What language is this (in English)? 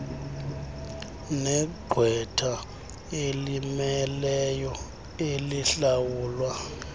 Xhosa